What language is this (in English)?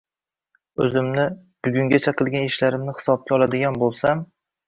Uzbek